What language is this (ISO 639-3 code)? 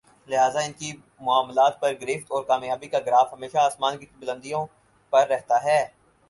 urd